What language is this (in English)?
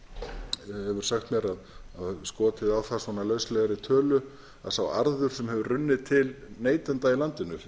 Icelandic